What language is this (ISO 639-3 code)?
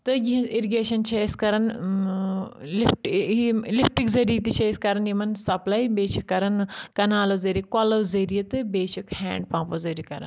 kas